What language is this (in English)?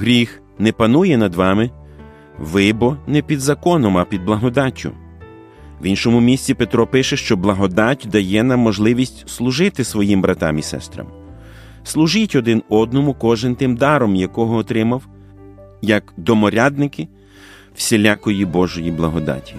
Ukrainian